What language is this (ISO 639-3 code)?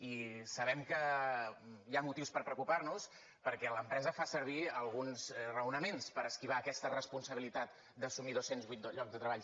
cat